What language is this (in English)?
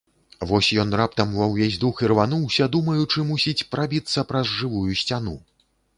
Belarusian